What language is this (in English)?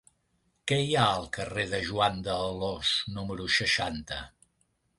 Catalan